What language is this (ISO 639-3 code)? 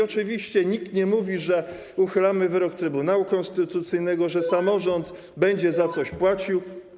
pol